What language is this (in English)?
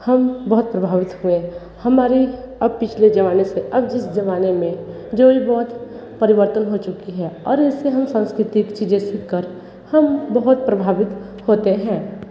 Hindi